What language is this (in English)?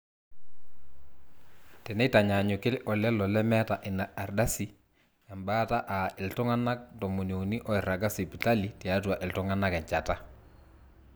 Masai